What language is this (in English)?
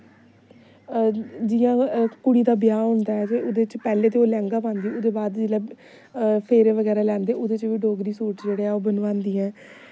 Dogri